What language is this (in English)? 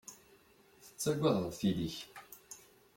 Kabyle